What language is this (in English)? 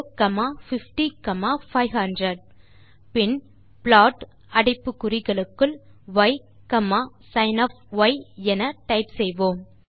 Tamil